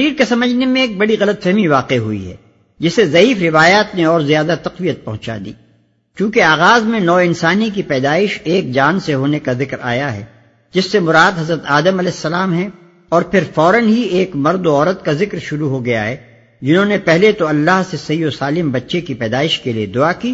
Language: Urdu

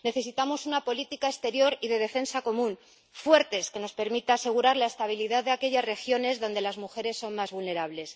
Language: Spanish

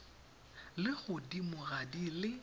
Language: Tswana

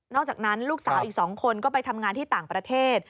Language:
Thai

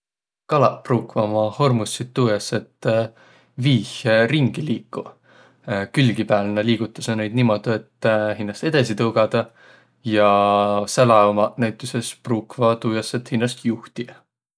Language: Võro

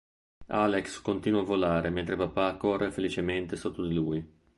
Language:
Italian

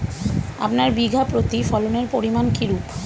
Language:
Bangla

